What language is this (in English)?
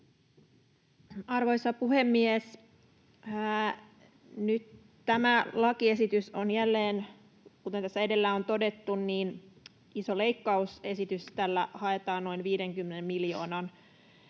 Finnish